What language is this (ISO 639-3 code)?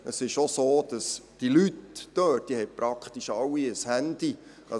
gsw